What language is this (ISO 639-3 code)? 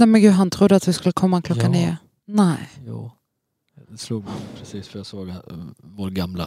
swe